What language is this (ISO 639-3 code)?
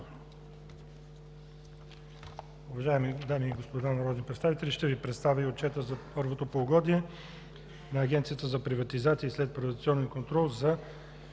bul